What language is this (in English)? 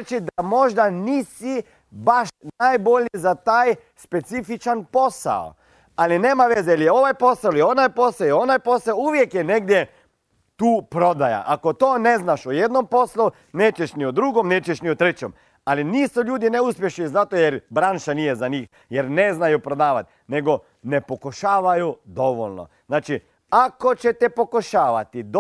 Croatian